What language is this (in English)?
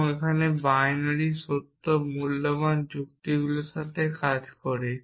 Bangla